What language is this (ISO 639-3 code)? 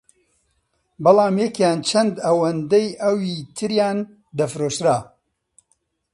ckb